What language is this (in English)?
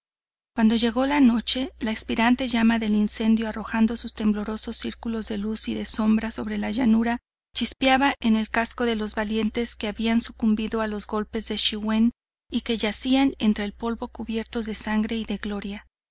Spanish